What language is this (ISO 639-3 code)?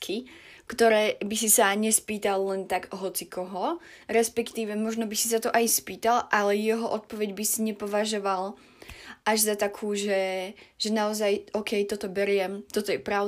slk